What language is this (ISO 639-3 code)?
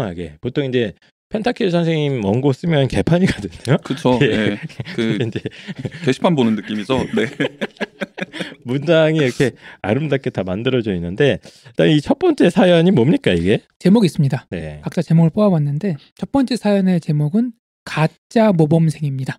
kor